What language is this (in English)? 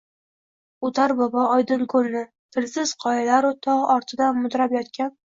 Uzbek